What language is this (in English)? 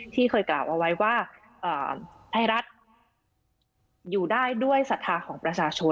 Thai